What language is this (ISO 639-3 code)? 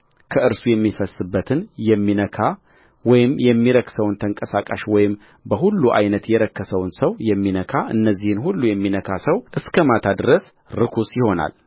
amh